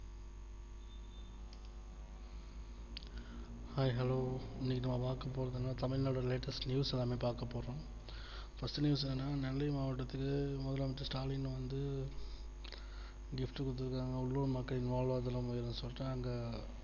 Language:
Tamil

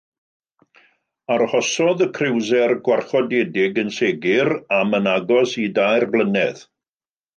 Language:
Welsh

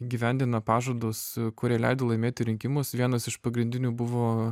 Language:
Lithuanian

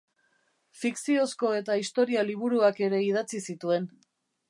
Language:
Basque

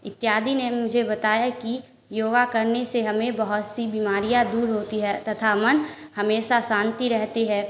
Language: Hindi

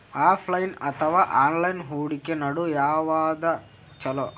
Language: Kannada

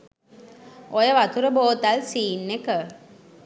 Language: Sinhala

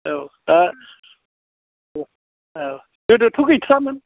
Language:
Bodo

